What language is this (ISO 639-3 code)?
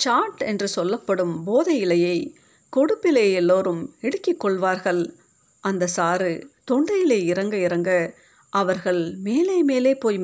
tam